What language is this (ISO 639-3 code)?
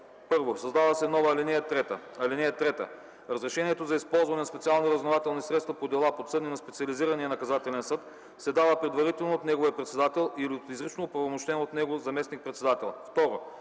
bul